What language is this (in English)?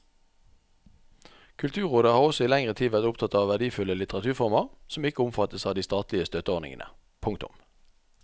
Norwegian